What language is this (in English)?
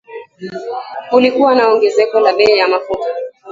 Swahili